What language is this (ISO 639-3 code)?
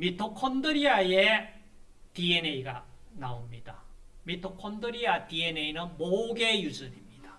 kor